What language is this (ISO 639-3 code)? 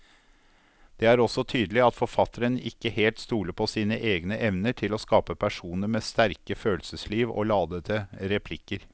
nor